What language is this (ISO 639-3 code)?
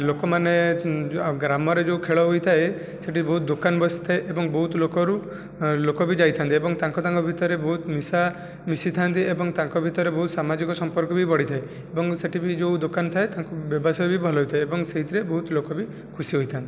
ori